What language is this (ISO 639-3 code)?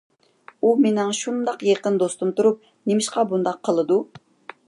uig